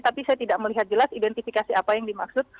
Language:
Indonesian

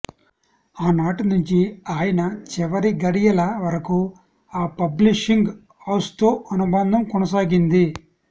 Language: Telugu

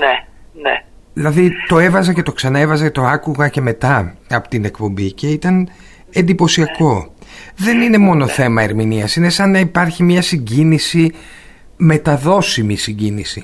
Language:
Greek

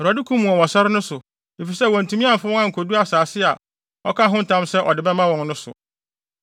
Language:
Akan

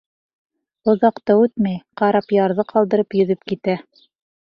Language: Bashkir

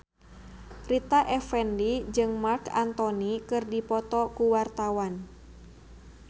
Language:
Sundanese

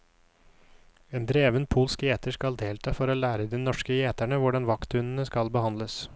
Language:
Norwegian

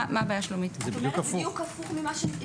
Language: Hebrew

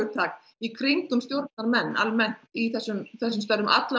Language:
Icelandic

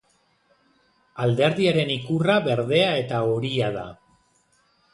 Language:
Basque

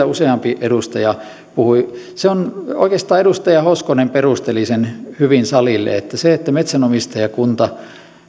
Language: Finnish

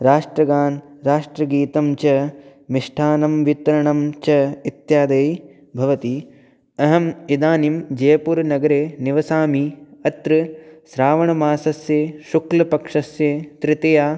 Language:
Sanskrit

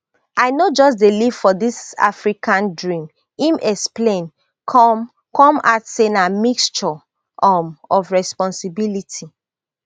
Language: Nigerian Pidgin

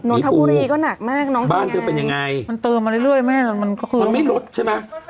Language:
Thai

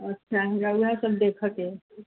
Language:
Maithili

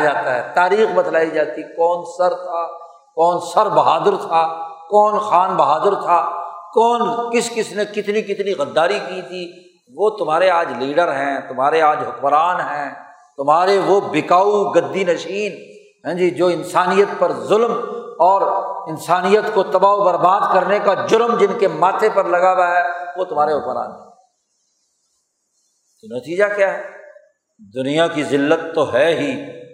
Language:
Urdu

